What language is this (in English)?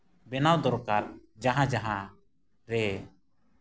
Santali